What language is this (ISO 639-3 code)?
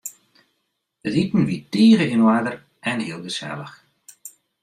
fry